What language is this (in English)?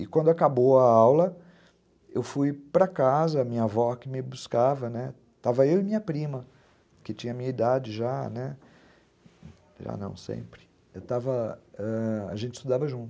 Portuguese